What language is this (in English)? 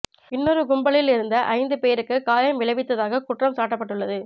Tamil